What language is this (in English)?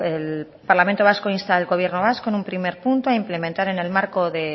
Spanish